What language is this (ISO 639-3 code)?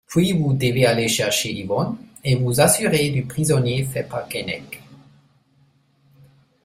fra